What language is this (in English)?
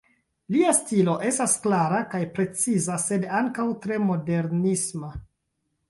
Esperanto